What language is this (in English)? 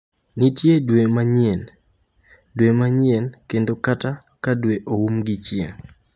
Luo (Kenya and Tanzania)